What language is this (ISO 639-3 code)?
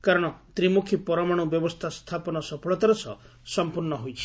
ori